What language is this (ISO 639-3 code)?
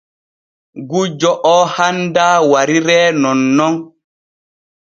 fue